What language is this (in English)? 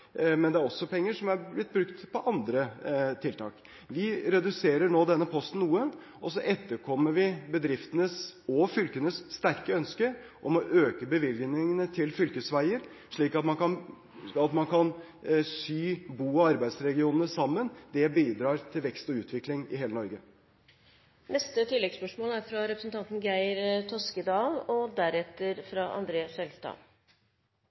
Norwegian